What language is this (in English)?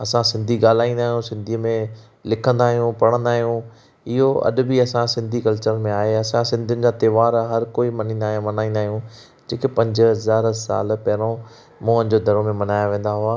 Sindhi